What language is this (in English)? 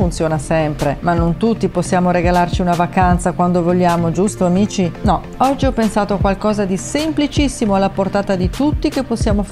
Italian